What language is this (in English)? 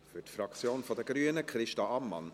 Swiss German